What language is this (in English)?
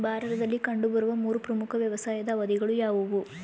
Kannada